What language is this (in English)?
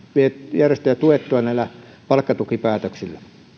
Finnish